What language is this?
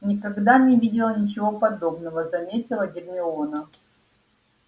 Russian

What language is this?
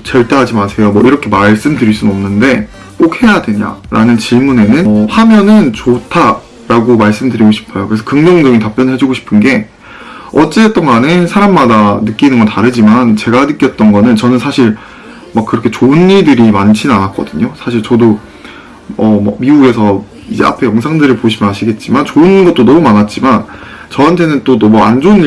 Korean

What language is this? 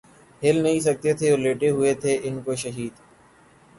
Urdu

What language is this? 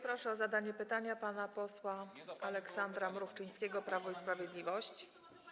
Polish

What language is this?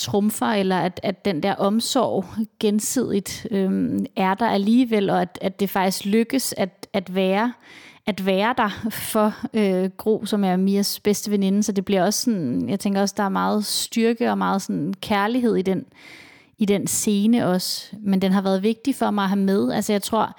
Danish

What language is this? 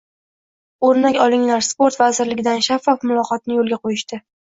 Uzbek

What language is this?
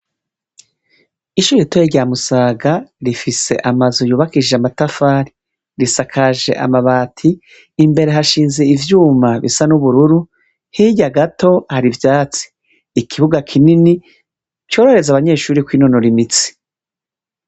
Rundi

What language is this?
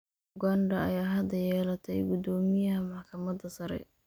Somali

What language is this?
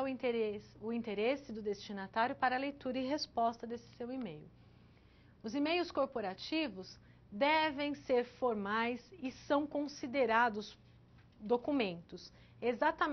Portuguese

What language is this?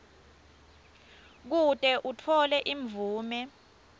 Swati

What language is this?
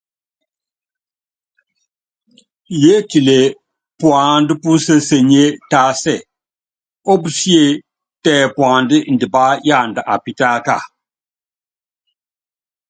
Yangben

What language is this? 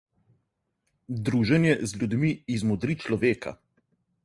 Slovenian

